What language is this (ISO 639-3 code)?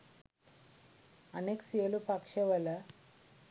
sin